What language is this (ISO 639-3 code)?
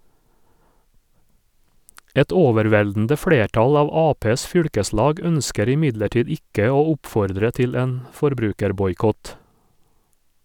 nor